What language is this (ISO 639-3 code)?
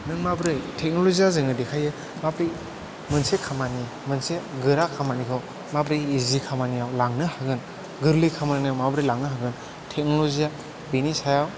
brx